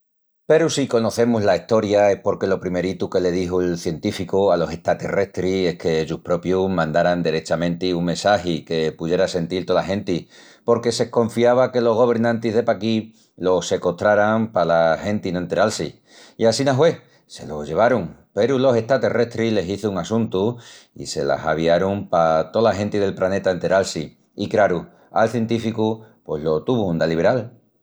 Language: Extremaduran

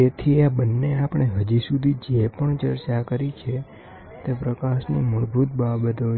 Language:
Gujarati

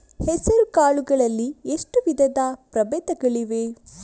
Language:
Kannada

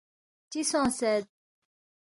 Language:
Balti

